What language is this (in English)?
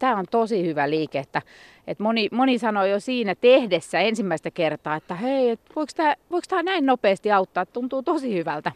Finnish